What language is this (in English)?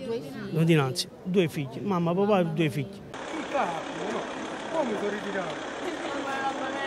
Italian